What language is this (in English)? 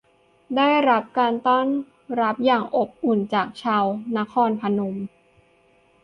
Thai